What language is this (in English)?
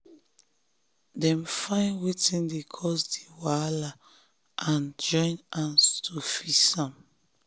Nigerian Pidgin